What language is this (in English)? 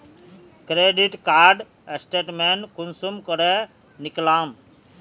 Magahi